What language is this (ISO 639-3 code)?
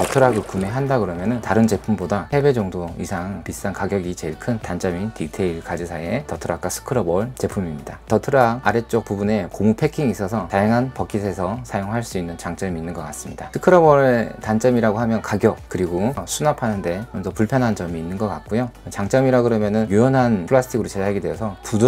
kor